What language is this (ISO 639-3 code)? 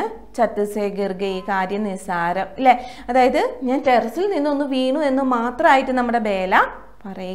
mal